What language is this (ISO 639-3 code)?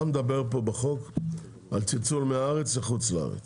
heb